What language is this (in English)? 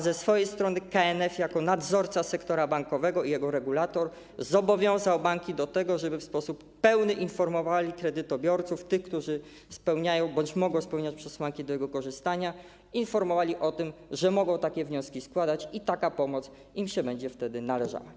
Polish